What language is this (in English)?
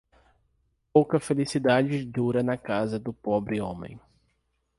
Portuguese